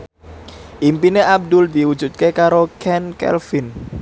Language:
Javanese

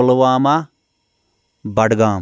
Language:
Kashmiri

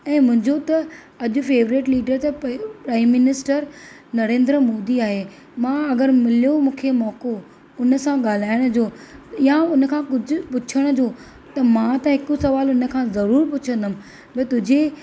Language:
Sindhi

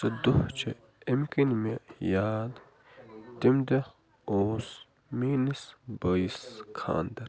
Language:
Kashmiri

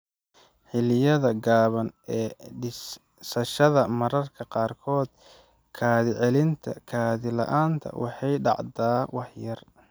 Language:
Somali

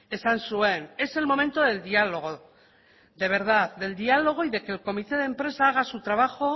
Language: Spanish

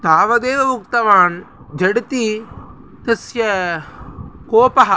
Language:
Sanskrit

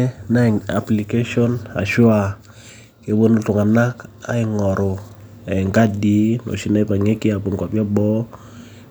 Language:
Masai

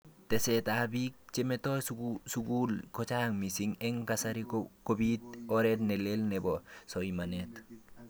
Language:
Kalenjin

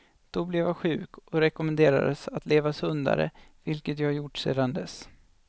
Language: Swedish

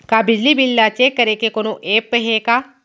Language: Chhattisgarhi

